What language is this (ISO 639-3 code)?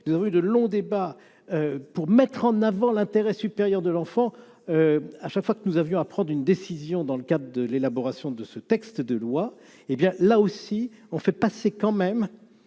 fra